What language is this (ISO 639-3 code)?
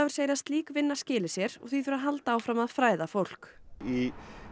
isl